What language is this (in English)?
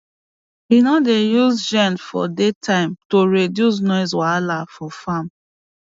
Nigerian Pidgin